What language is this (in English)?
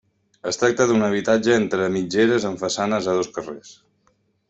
Catalan